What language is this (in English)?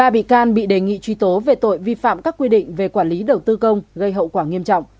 Vietnamese